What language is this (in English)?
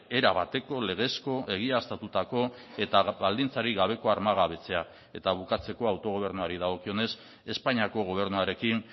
Basque